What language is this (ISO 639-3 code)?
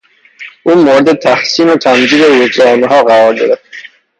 fas